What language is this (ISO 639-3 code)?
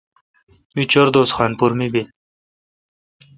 xka